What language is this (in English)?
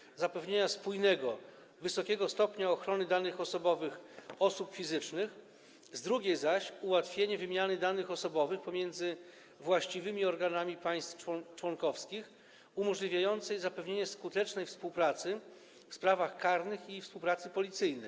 Polish